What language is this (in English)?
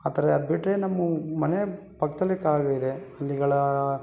Kannada